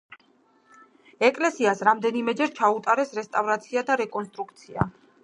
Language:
Georgian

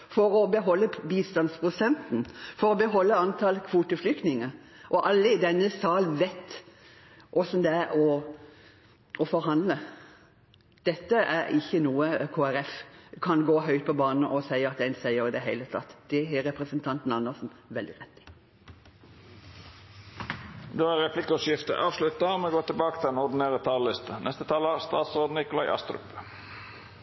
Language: Norwegian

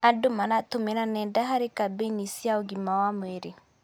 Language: Kikuyu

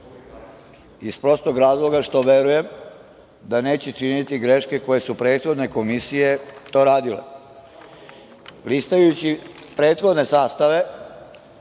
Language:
Serbian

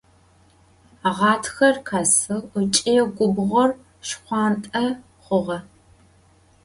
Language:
Adyghe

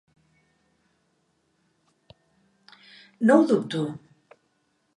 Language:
Catalan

